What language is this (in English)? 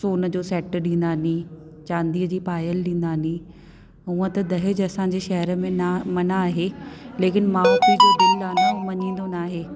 Sindhi